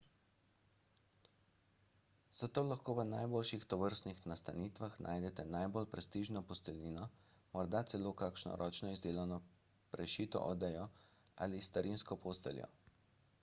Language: Slovenian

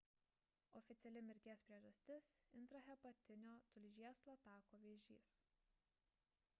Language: Lithuanian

